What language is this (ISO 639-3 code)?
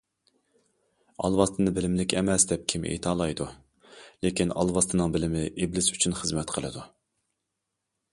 uig